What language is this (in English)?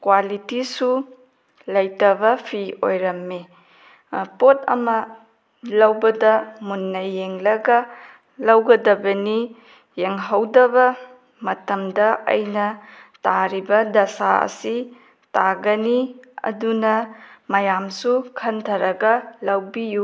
Manipuri